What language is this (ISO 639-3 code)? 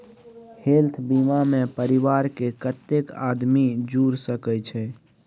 mai